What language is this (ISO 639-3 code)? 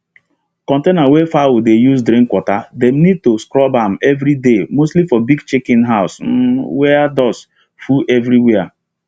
pcm